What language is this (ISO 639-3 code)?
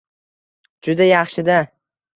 uzb